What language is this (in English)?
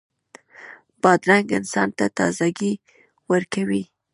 Pashto